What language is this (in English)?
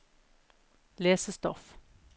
Norwegian